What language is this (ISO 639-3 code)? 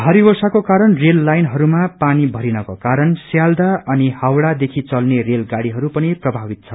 nep